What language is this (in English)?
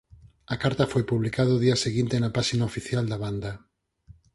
Galician